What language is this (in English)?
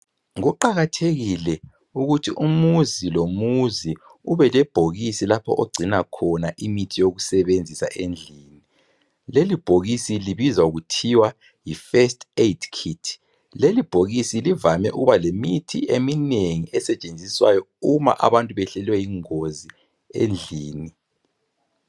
North Ndebele